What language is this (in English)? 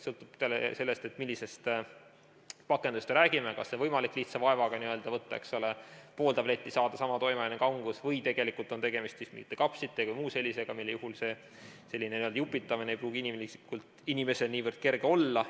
Estonian